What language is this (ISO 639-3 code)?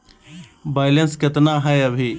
mag